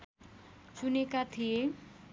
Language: Nepali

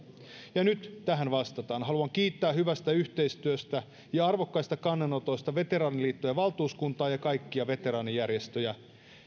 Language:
Finnish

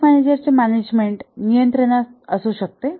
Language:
Marathi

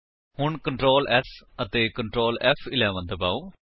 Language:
Punjabi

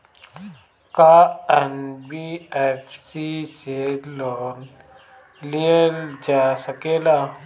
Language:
Bhojpuri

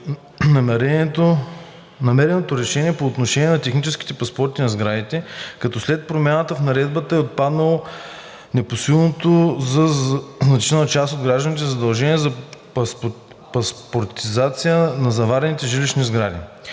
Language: Bulgarian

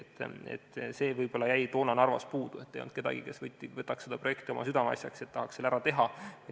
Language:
Estonian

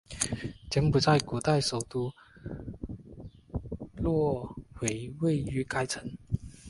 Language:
Chinese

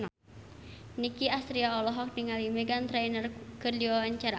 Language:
Sundanese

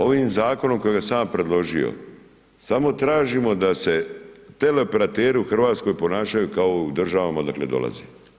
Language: Croatian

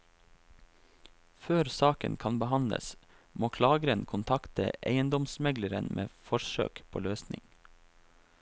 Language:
Norwegian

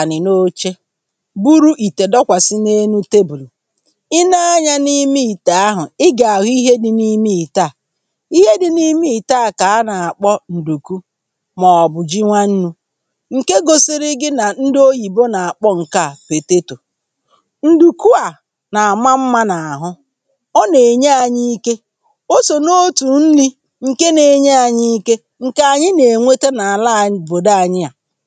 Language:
Igbo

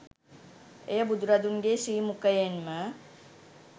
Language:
Sinhala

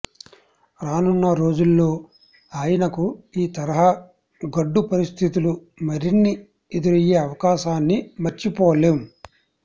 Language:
Telugu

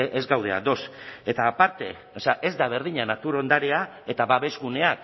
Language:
Basque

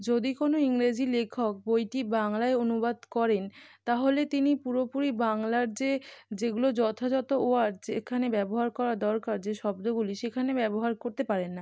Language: Bangla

